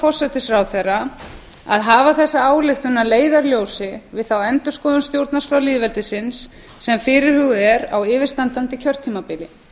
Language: Icelandic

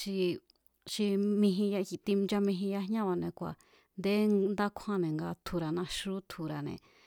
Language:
Mazatlán Mazatec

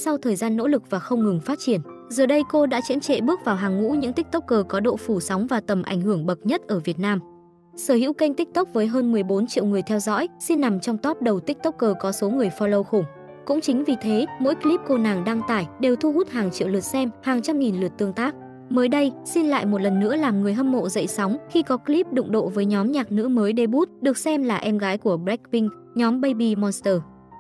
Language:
Vietnamese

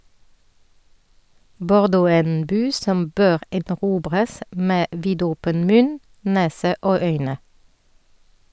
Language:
Norwegian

